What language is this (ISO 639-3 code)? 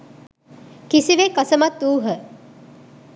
sin